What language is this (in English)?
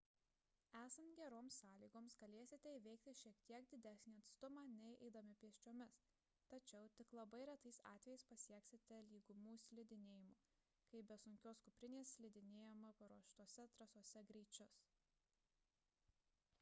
Lithuanian